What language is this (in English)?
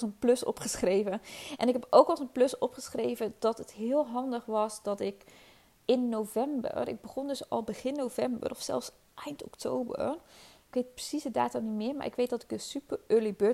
Dutch